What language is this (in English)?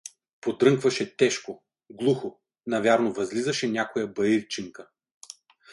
Bulgarian